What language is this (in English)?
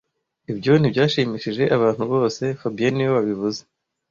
Kinyarwanda